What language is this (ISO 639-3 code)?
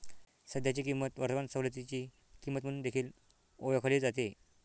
mar